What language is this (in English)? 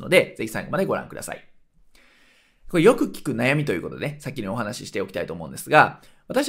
Japanese